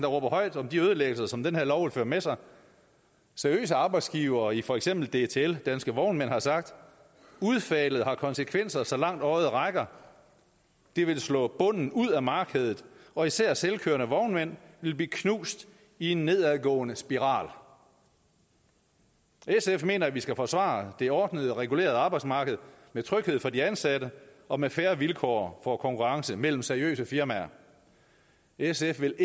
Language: Danish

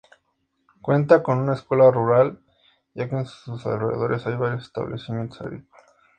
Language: Spanish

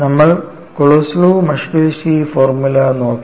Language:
Malayalam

